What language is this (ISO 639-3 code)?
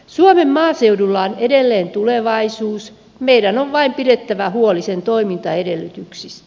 fin